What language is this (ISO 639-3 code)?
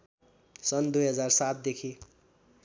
nep